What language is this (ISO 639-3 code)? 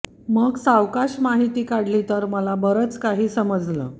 mar